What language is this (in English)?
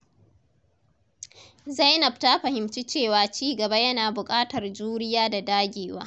Hausa